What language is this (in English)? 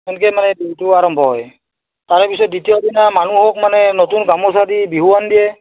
Assamese